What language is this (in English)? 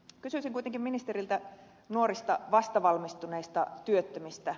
Finnish